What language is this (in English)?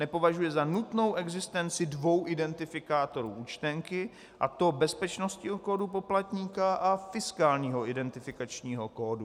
Czech